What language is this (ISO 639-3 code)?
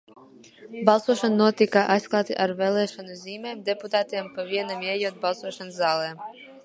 lav